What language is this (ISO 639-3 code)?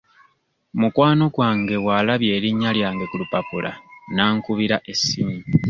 lug